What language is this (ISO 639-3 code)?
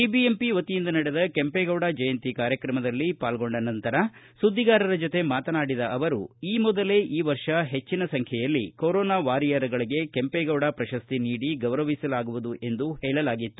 kan